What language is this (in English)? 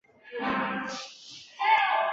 Chinese